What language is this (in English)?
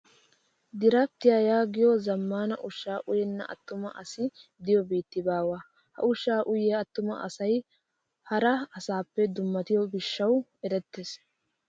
Wolaytta